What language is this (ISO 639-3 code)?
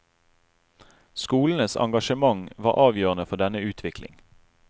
nor